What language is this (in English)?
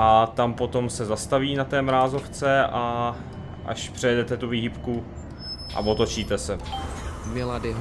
Czech